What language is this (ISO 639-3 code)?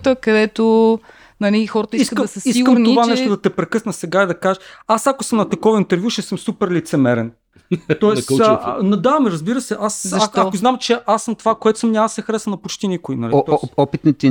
bul